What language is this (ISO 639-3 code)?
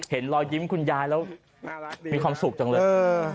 tha